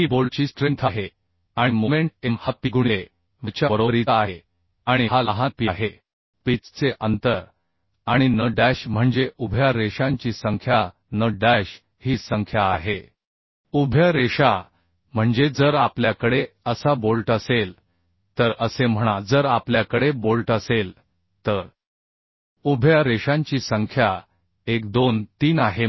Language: Marathi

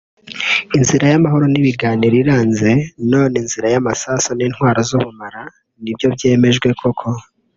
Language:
Kinyarwanda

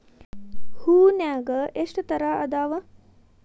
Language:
Kannada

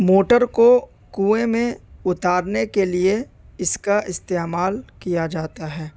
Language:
Urdu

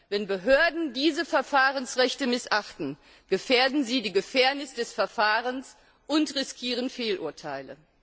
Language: German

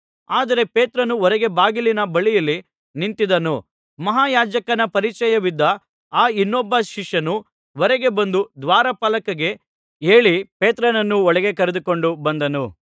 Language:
Kannada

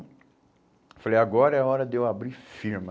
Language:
Portuguese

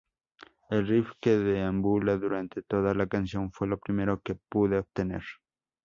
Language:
Spanish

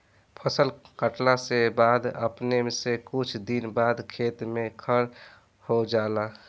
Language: Bhojpuri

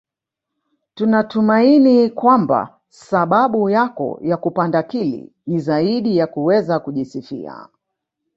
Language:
Swahili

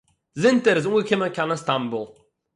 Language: Yiddish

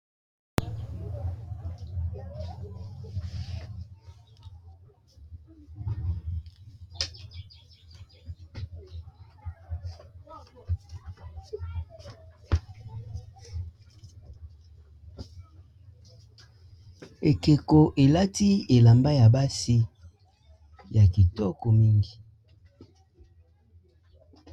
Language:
Lingala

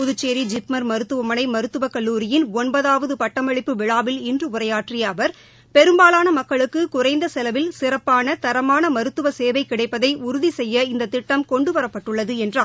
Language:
Tamil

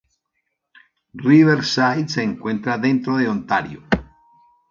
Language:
Spanish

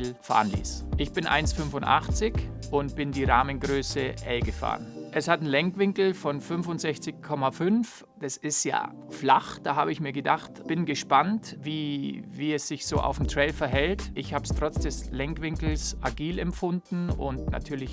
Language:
German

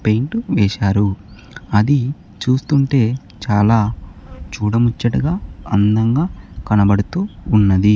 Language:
Telugu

